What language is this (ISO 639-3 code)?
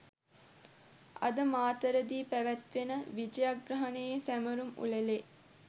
sin